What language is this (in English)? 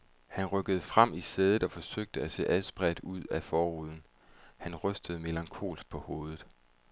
Danish